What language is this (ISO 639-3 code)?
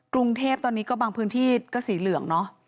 tha